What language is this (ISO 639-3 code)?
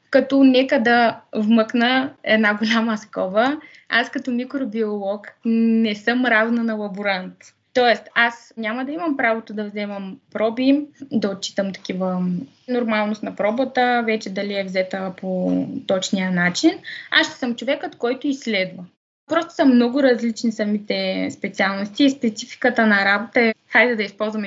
bul